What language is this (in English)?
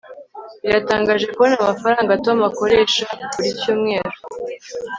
Kinyarwanda